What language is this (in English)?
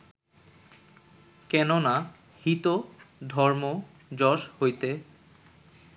Bangla